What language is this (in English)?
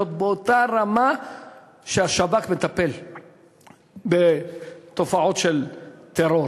Hebrew